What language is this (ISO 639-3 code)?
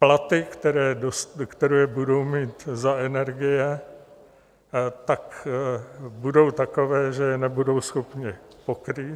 ces